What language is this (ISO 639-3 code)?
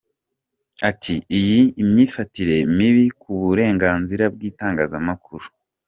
kin